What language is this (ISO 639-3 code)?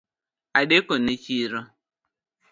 luo